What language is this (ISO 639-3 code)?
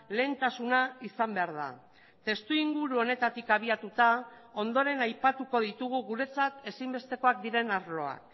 eus